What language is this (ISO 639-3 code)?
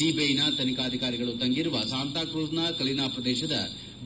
kan